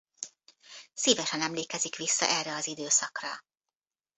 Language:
Hungarian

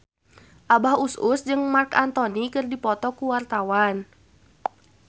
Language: Sundanese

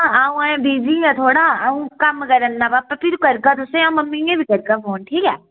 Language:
Dogri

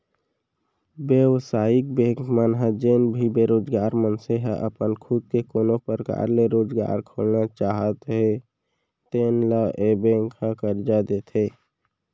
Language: Chhattisgarhi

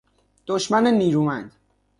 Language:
Persian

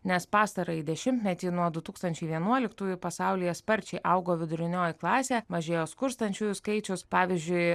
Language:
Lithuanian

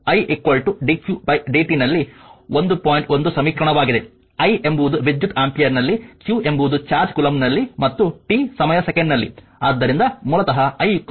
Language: Kannada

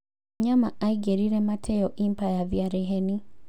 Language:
Kikuyu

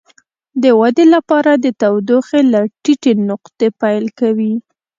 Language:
Pashto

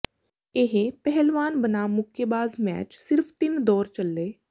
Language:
Punjabi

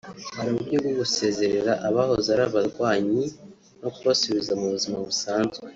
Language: Kinyarwanda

